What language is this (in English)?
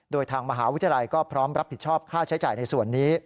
Thai